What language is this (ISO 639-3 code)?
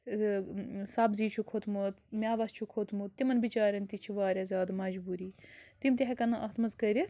kas